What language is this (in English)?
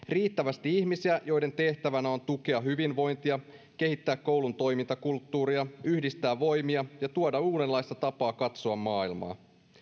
Finnish